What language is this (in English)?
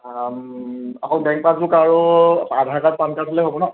Assamese